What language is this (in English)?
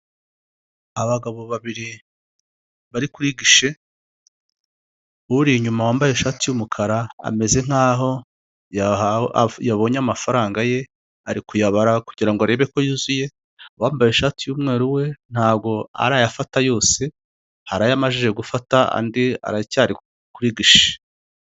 Kinyarwanda